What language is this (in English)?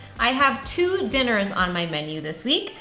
English